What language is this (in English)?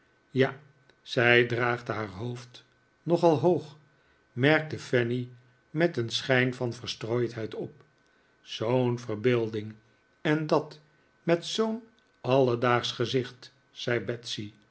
Dutch